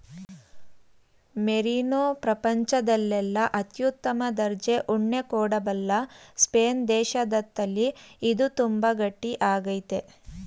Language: Kannada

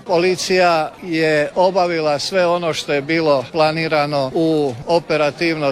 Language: Croatian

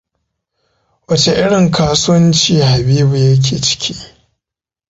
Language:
Hausa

